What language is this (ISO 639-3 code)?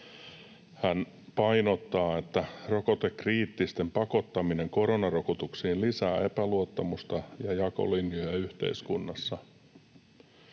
fin